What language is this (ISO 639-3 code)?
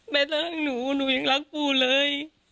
tha